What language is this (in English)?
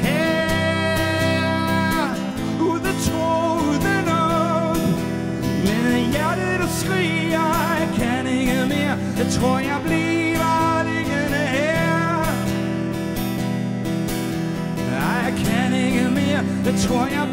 Danish